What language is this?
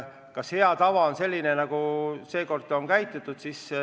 Estonian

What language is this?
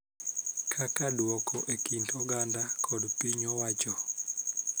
Luo (Kenya and Tanzania)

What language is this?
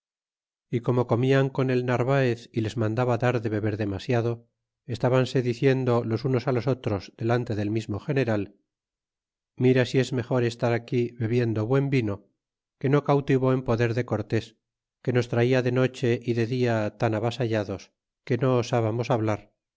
Spanish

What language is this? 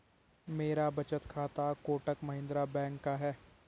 Hindi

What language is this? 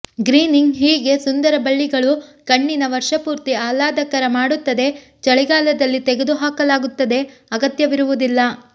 Kannada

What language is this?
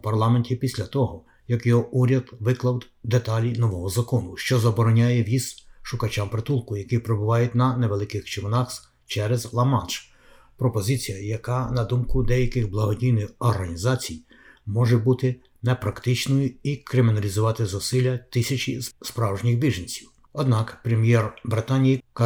Ukrainian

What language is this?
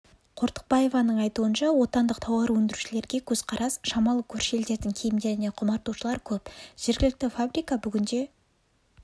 Kazakh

